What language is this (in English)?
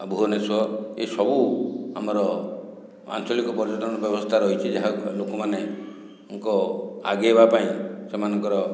Odia